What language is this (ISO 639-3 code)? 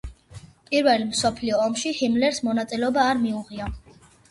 kat